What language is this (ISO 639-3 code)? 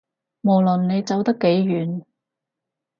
yue